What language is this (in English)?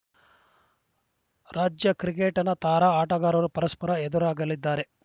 Kannada